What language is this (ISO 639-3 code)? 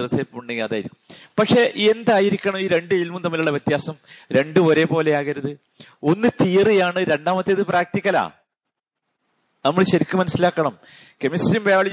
mal